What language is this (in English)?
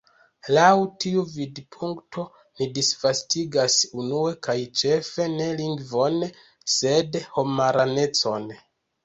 Esperanto